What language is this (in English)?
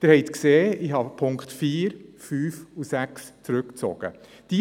Swiss German